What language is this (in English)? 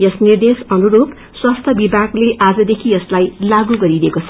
Nepali